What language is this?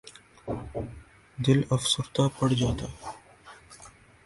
Urdu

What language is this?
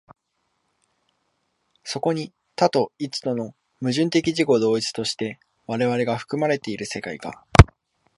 Japanese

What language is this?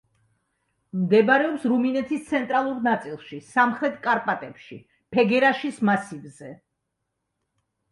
Georgian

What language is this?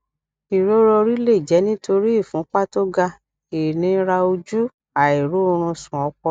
Yoruba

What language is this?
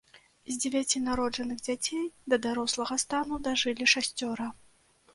Belarusian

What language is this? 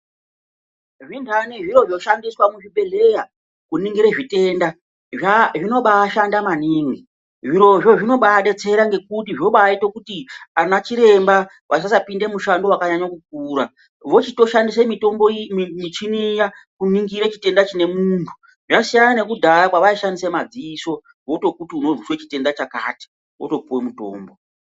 Ndau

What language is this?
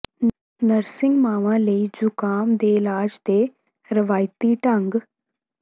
Punjabi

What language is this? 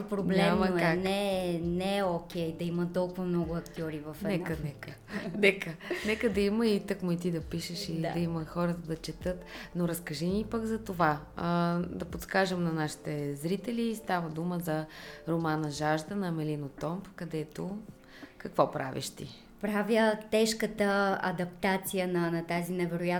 Bulgarian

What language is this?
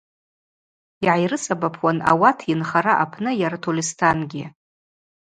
Abaza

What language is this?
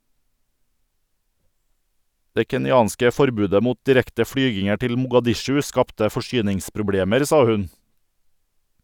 Norwegian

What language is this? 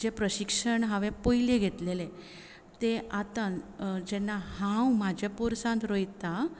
Konkani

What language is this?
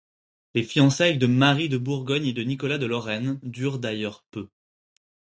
French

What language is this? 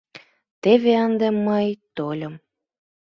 Mari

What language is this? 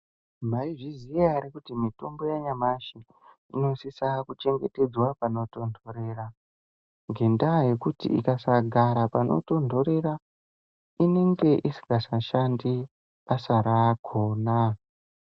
Ndau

